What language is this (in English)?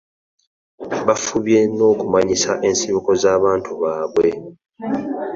Ganda